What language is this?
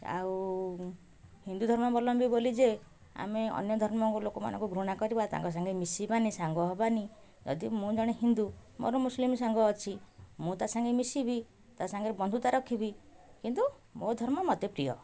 Odia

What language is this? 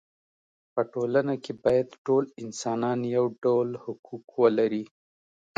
Pashto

